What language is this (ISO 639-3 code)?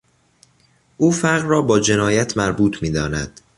fas